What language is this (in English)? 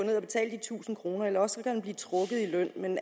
Danish